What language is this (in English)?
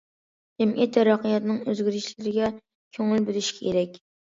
Uyghur